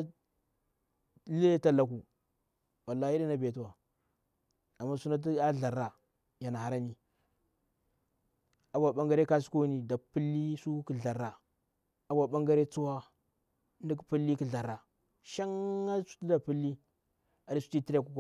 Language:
Bura-Pabir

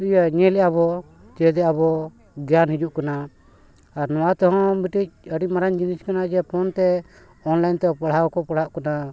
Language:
Santali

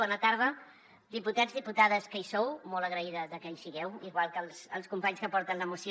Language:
Catalan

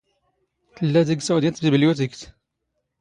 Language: Standard Moroccan Tamazight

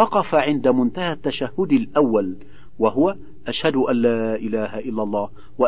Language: Arabic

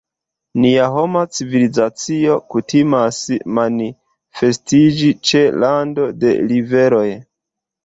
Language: Esperanto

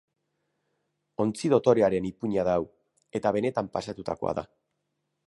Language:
Basque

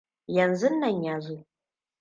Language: Hausa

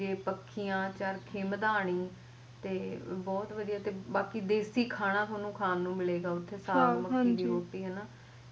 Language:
Punjabi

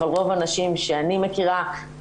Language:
Hebrew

